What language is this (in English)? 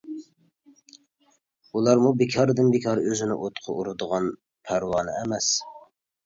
Uyghur